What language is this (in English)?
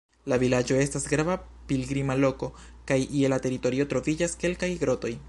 Esperanto